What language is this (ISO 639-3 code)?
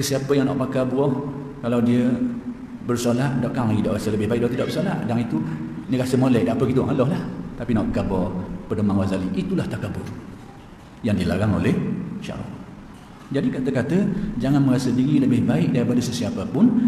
msa